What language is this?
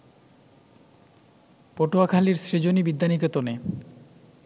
Bangla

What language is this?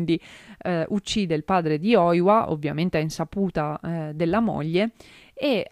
Italian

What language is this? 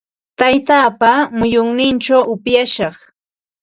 Ambo-Pasco Quechua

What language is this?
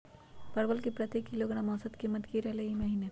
Magahi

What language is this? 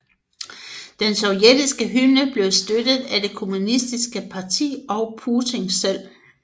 Danish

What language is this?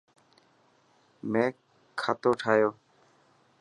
Dhatki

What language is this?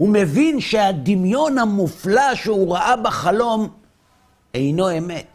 Hebrew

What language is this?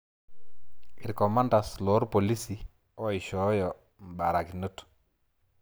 Masai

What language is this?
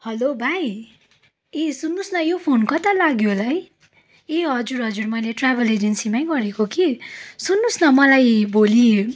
Nepali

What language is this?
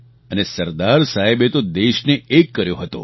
Gujarati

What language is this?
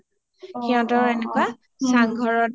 Assamese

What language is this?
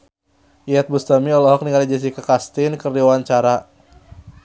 Sundanese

